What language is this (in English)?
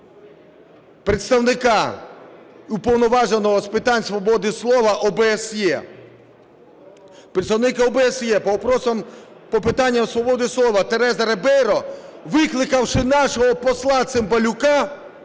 Ukrainian